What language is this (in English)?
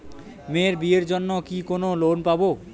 Bangla